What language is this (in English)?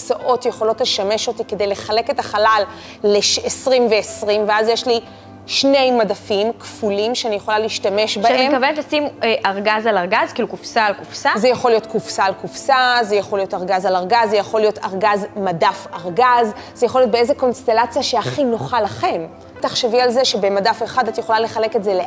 Hebrew